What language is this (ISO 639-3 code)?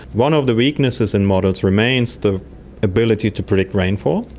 eng